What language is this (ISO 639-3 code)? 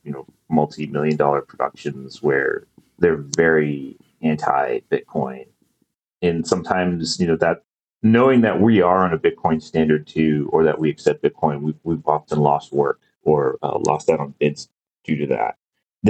eng